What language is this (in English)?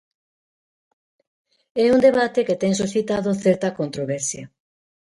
Galician